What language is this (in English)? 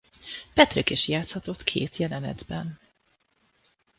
Hungarian